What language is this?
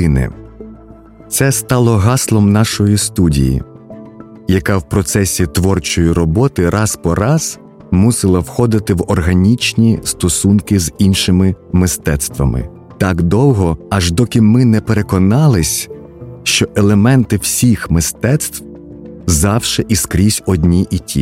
Ukrainian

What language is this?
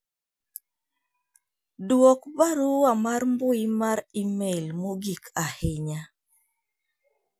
Luo (Kenya and Tanzania)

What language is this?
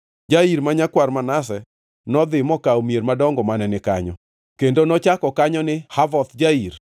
Luo (Kenya and Tanzania)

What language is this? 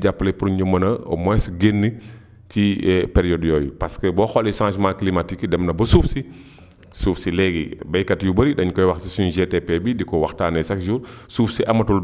Wolof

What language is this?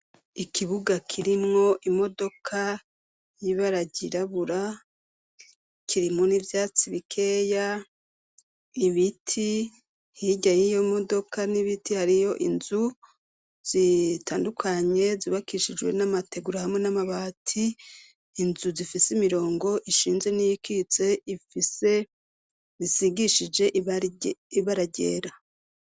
Rundi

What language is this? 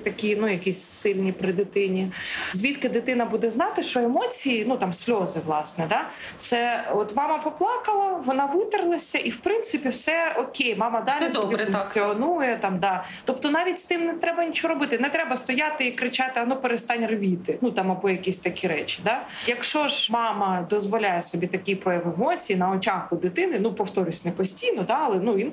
Ukrainian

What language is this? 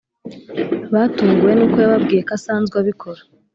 Kinyarwanda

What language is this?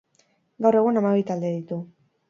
Basque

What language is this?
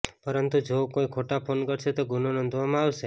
Gujarati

